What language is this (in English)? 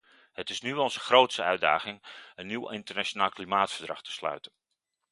Dutch